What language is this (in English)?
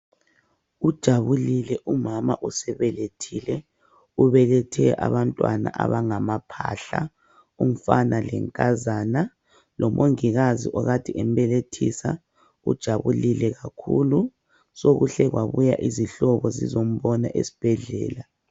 North Ndebele